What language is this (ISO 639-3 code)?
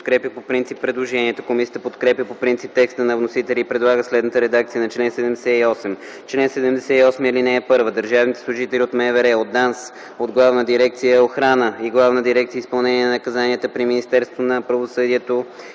bul